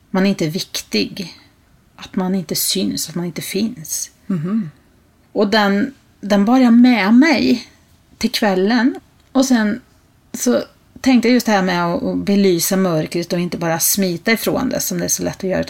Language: Swedish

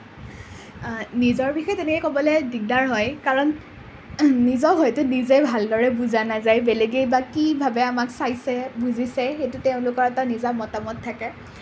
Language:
Assamese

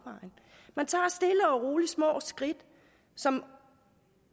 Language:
Danish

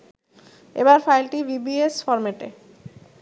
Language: Bangla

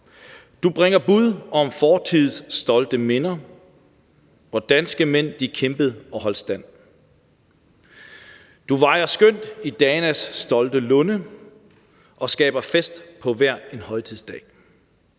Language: Danish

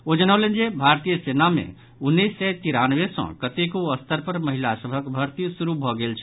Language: Maithili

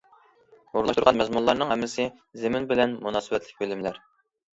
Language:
Uyghur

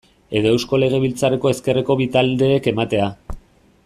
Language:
Basque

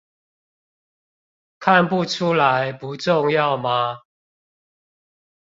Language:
Chinese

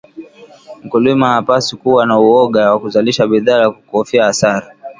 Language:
Swahili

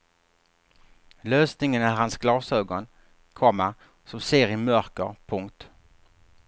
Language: Swedish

